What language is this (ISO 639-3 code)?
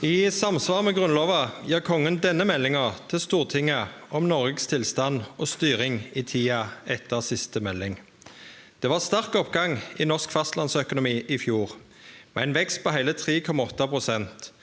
nor